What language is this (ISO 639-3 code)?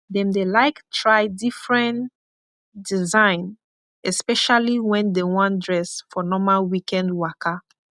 pcm